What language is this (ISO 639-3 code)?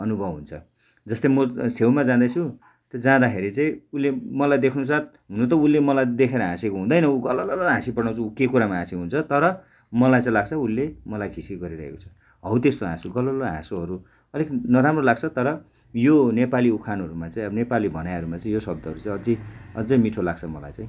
nep